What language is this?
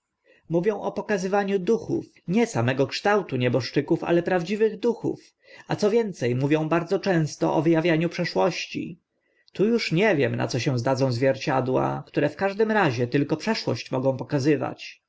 Polish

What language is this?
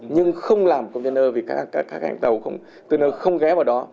Vietnamese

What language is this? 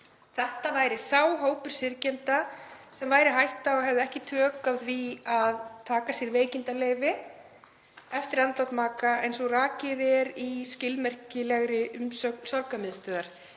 Icelandic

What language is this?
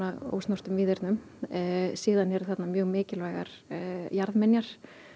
Icelandic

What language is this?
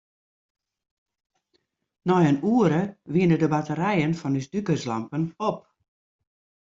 Western Frisian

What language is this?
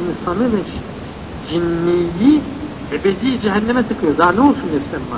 Turkish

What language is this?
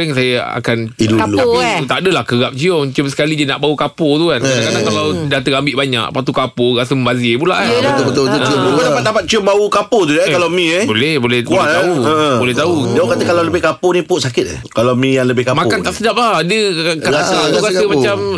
Malay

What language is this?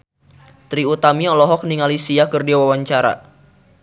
Sundanese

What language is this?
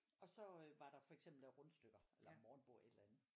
Danish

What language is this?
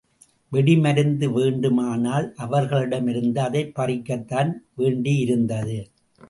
Tamil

